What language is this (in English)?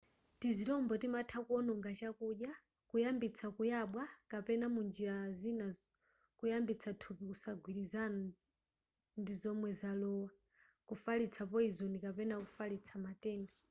Nyanja